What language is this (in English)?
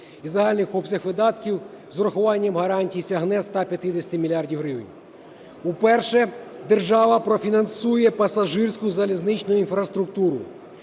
Ukrainian